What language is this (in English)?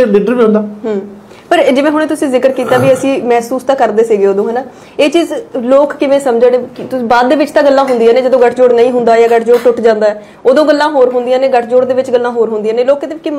Punjabi